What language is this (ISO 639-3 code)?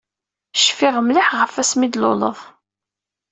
kab